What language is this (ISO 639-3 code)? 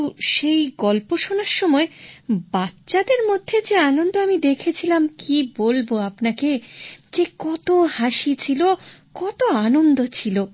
ben